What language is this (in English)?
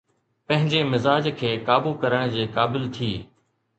Sindhi